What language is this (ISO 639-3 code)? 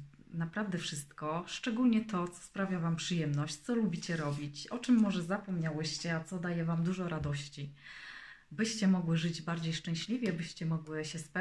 pol